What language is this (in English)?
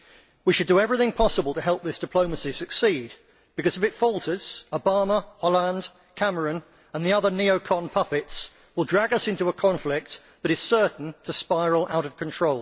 English